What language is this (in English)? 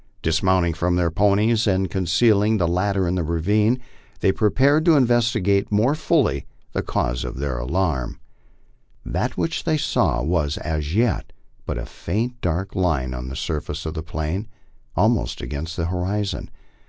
English